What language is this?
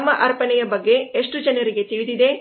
Kannada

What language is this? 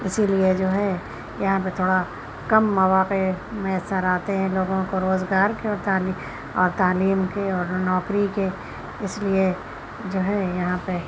Urdu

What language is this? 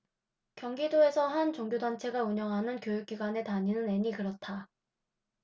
Korean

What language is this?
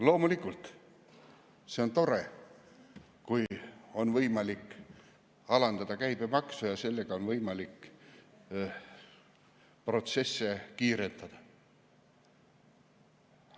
Estonian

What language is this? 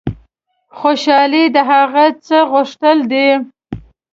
Pashto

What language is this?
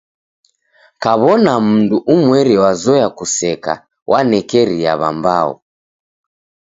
Taita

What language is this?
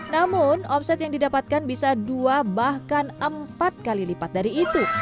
Indonesian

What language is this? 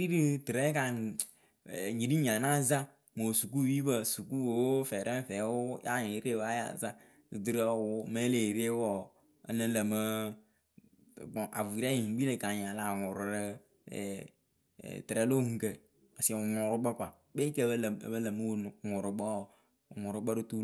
Akebu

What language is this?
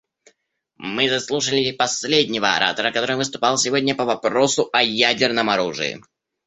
Russian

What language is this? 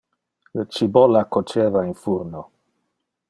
Interlingua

